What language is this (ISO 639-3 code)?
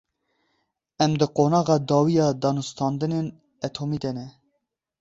kur